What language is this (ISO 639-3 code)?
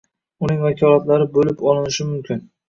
uzb